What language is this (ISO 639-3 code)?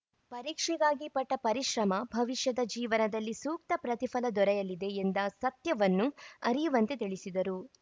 kan